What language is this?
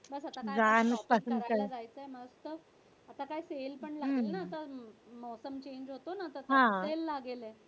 Marathi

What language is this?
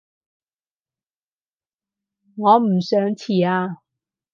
Cantonese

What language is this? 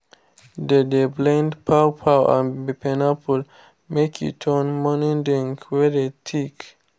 Nigerian Pidgin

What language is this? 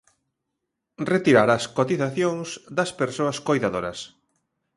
Galician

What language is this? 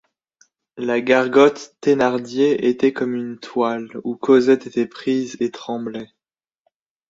French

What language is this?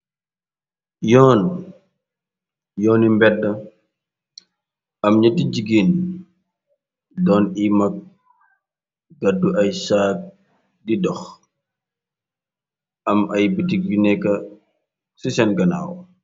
Wolof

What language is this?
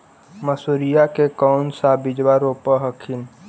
Magahi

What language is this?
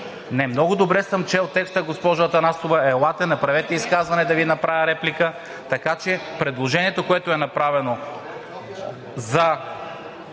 Bulgarian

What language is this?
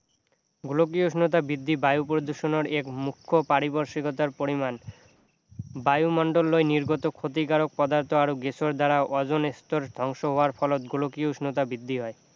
Assamese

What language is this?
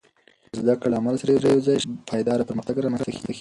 Pashto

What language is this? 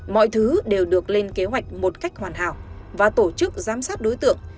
Vietnamese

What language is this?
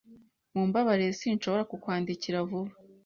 Kinyarwanda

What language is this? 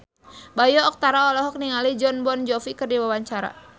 Sundanese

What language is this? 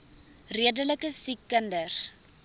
Afrikaans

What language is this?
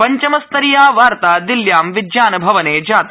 Sanskrit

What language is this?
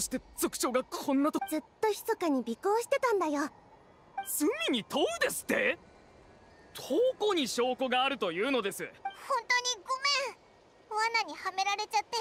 Japanese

